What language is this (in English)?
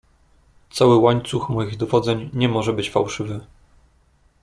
Polish